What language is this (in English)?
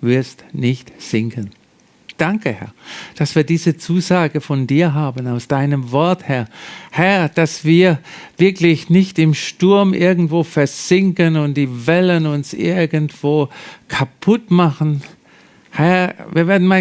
German